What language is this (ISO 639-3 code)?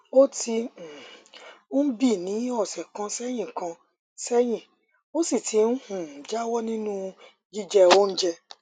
yor